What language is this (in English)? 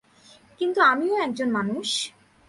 Bangla